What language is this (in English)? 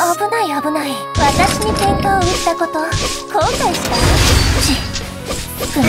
Japanese